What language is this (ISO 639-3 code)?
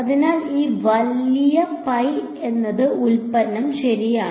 mal